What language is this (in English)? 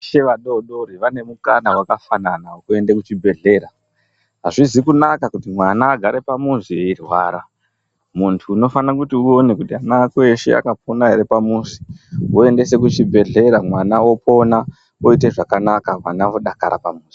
Ndau